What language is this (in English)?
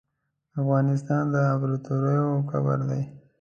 Pashto